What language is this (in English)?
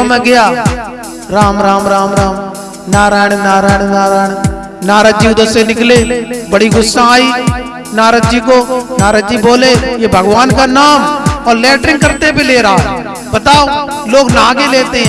Hindi